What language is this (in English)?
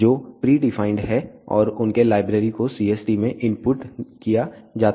Hindi